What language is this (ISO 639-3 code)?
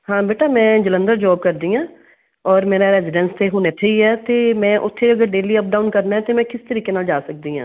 pan